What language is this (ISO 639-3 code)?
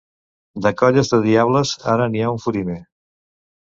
cat